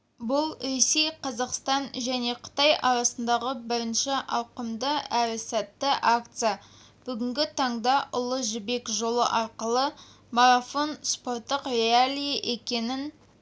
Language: Kazakh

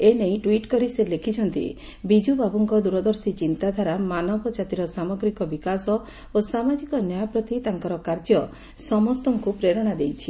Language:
Odia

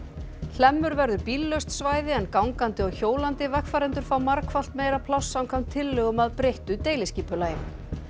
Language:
Icelandic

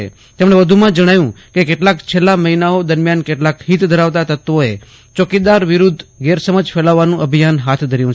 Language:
Gujarati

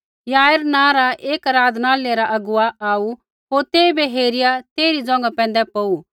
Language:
Kullu Pahari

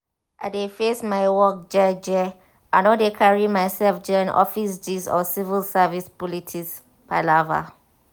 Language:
Nigerian Pidgin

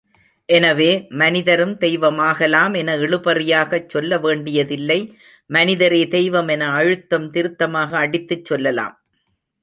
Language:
Tamil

